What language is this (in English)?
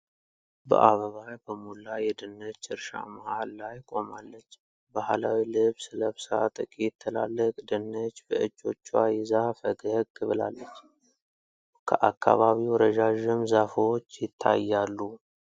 Amharic